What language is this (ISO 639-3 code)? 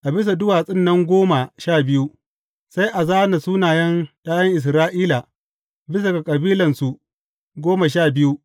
hau